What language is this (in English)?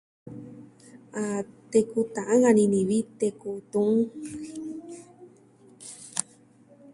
Southwestern Tlaxiaco Mixtec